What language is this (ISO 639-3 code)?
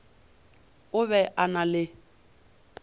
nso